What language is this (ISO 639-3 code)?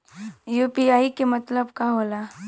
bho